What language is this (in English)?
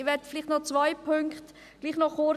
Swiss German